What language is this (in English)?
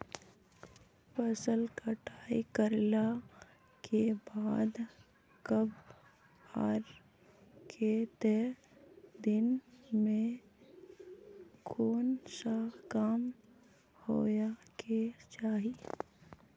Magahi